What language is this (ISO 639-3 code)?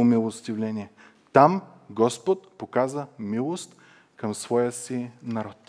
bul